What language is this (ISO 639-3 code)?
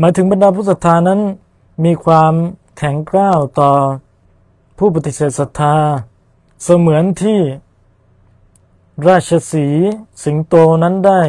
tha